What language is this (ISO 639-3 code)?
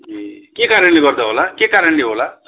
nep